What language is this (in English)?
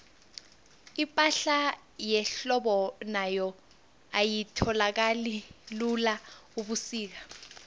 South Ndebele